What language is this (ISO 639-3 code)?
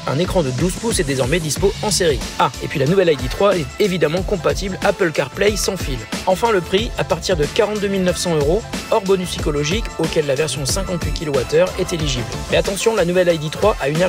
fra